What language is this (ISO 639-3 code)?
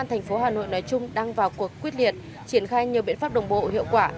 vie